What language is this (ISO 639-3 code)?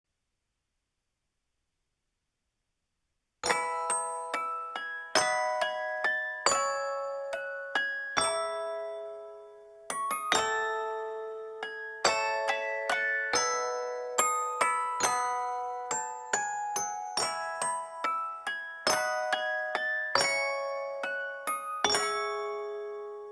jpn